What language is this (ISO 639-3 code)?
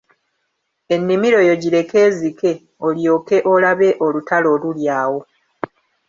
lug